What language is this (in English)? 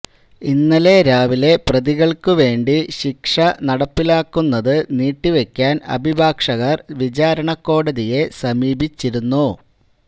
Malayalam